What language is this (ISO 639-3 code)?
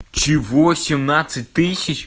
rus